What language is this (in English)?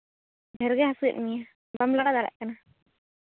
Santali